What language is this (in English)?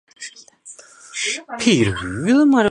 Chinese